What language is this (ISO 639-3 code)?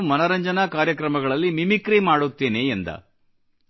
kan